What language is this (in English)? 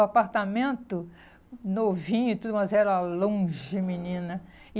Portuguese